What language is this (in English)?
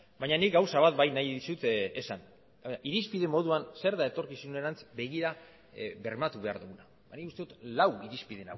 Basque